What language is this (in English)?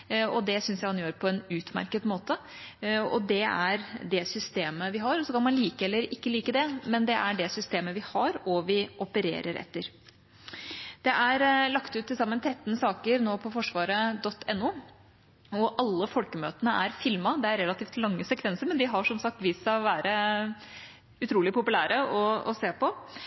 Norwegian Bokmål